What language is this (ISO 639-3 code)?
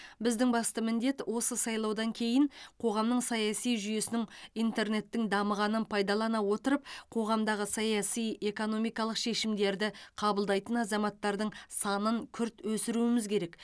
kaz